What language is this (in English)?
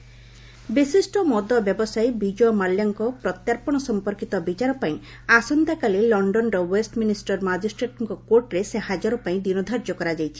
Odia